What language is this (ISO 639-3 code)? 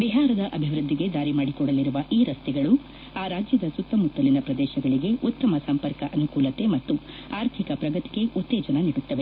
kan